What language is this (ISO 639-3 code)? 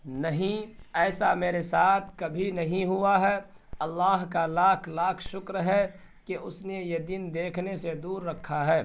urd